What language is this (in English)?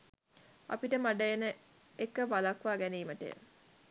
Sinhala